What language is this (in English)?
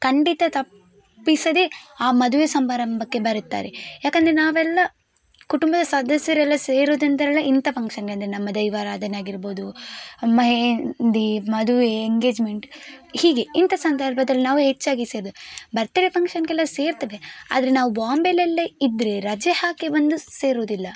Kannada